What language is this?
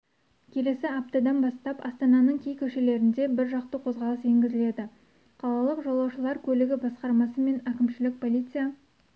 Kazakh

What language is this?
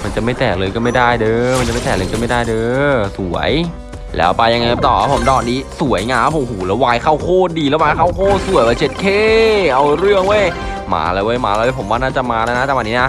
Thai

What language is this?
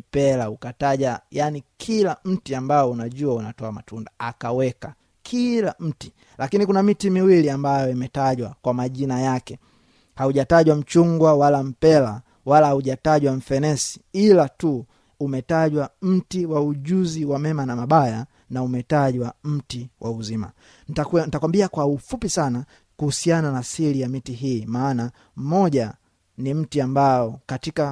Swahili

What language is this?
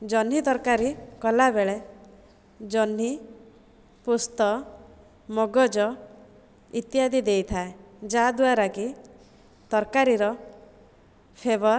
Odia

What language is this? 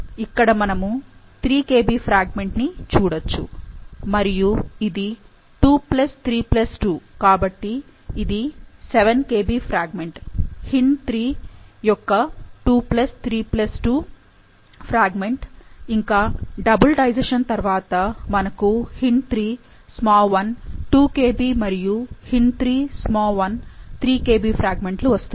Telugu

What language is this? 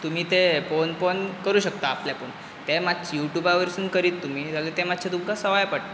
Konkani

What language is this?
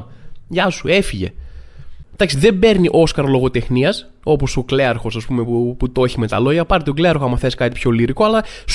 Greek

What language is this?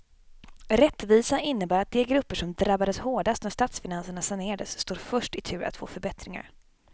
Swedish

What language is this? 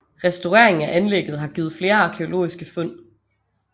Danish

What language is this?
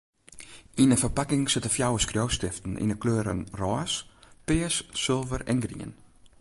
Western Frisian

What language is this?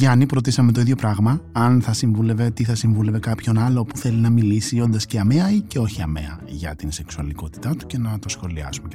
Greek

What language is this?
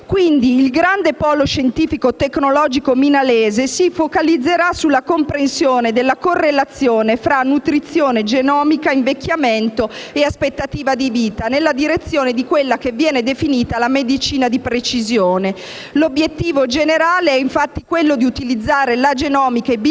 Italian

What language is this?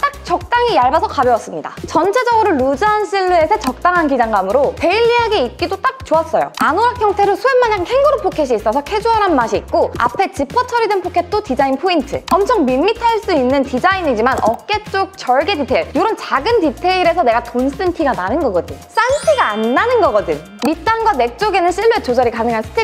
Korean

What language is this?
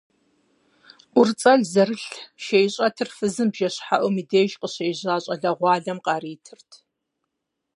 Kabardian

